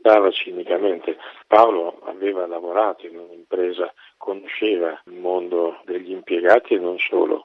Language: Italian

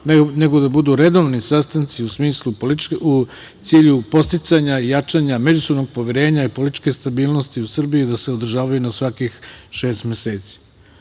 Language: Serbian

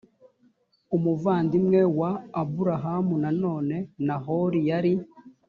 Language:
Kinyarwanda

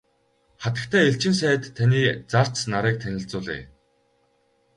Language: Mongolian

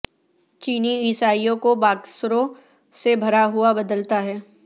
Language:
Urdu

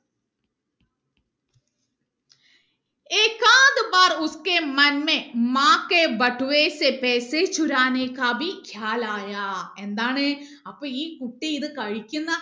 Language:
Malayalam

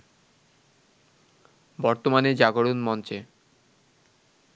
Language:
Bangla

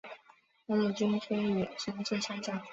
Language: Chinese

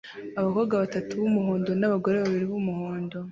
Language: Kinyarwanda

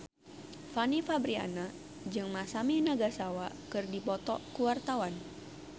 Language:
Sundanese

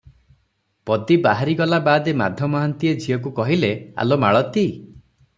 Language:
Odia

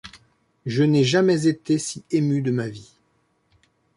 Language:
French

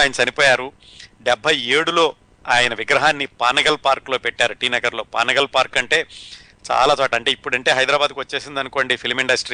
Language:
Telugu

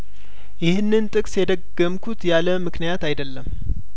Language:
Amharic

